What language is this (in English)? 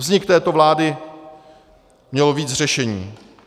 Czech